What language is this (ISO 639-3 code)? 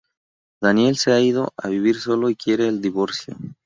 spa